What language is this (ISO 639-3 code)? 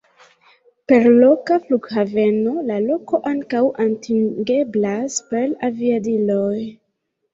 epo